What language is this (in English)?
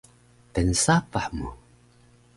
Taroko